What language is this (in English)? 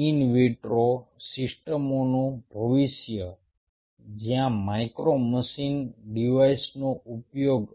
Gujarati